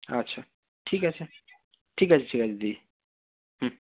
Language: Bangla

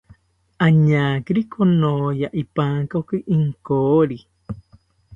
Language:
South Ucayali Ashéninka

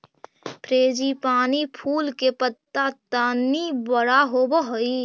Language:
Magahi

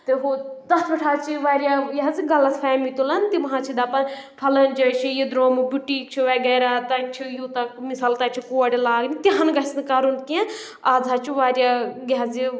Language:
Kashmiri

